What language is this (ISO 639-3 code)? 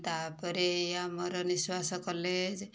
ori